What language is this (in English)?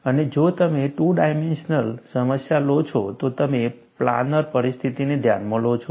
Gujarati